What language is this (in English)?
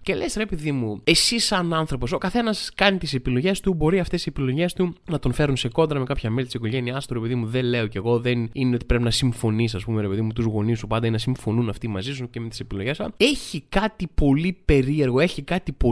Greek